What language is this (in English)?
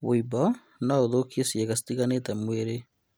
Kikuyu